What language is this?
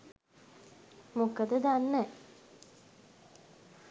Sinhala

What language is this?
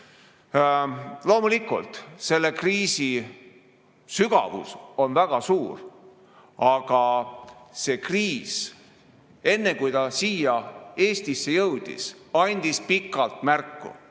Estonian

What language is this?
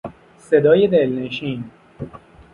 Persian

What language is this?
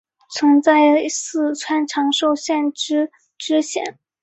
Chinese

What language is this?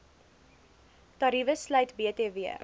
Afrikaans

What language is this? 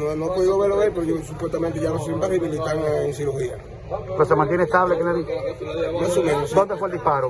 Spanish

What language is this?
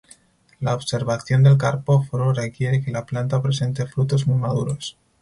Spanish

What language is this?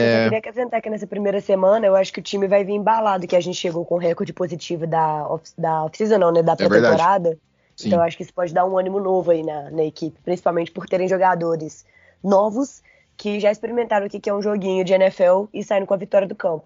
Portuguese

